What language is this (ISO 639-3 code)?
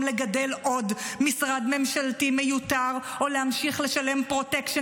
heb